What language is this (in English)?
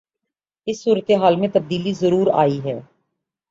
Urdu